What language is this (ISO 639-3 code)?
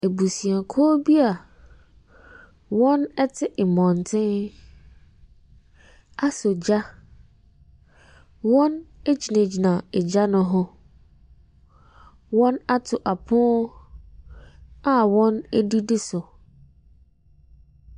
aka